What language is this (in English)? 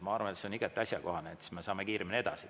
Estonian